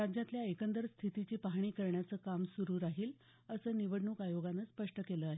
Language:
Marathi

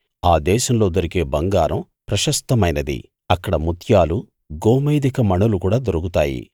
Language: Telugu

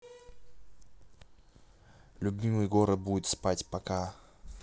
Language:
Russian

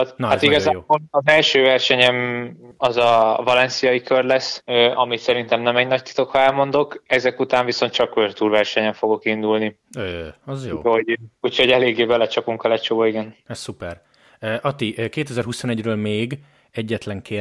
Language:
Hungarian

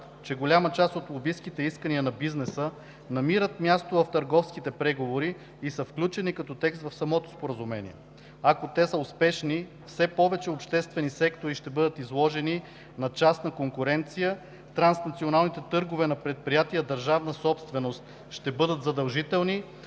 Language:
Bulgarian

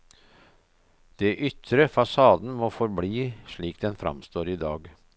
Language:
Norwegian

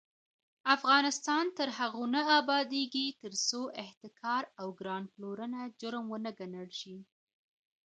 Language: Pashto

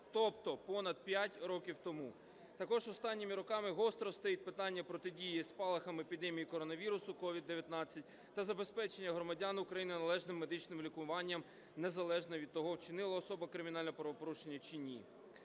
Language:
Ukrainian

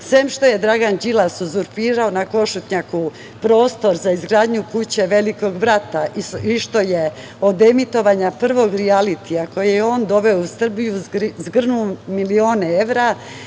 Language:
Serbian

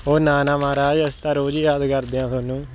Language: Punjabi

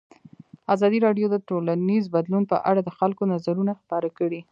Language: Pashto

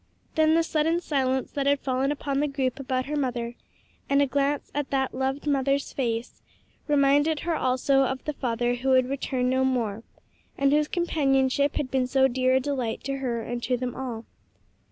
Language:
English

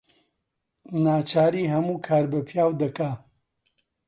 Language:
Central Kurdish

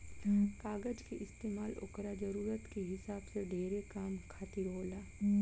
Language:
Bhojpuri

